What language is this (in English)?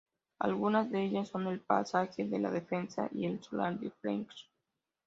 Spanish